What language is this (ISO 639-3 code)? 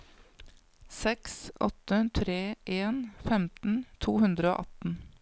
nor